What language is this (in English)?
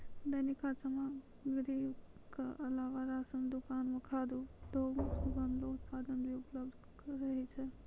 Maithili